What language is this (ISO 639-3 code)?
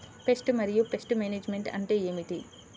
tel